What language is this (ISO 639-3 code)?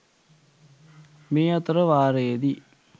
sin